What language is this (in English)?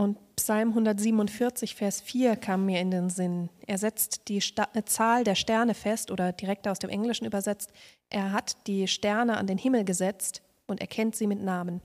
German